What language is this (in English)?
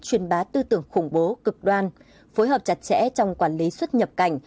Vietnamese